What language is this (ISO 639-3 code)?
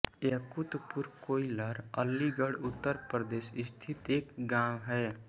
hin